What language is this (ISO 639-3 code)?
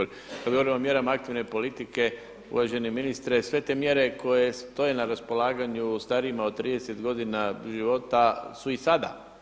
hrv